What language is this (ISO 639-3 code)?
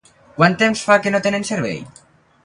cat